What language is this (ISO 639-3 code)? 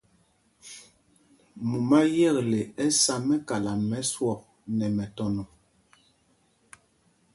mgg